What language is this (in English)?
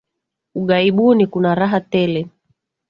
Swahili